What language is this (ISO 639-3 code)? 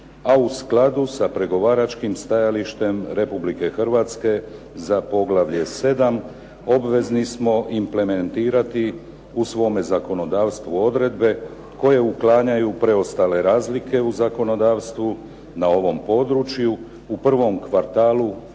hrv